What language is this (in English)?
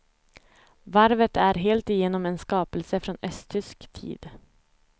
Swedish